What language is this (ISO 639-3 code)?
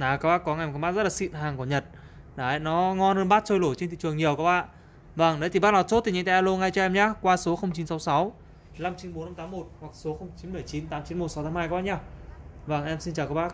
vie